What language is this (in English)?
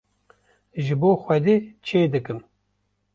Kurdish